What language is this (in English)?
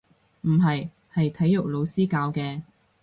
Cantonese